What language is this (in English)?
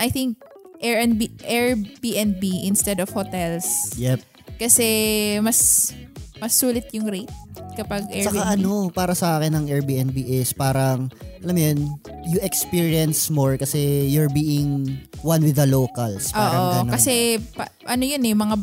Filipino